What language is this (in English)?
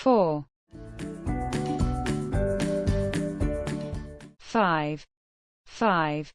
English